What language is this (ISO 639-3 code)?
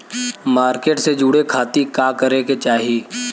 bho